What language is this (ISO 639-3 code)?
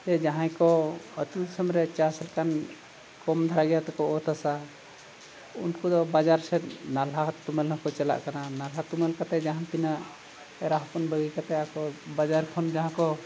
sat